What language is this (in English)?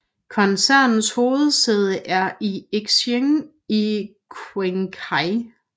Danish